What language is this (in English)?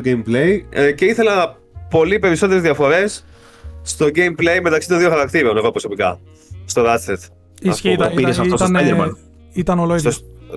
Greek